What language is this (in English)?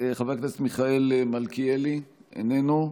Hebrew